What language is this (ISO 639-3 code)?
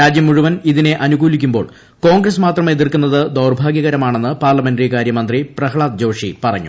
mal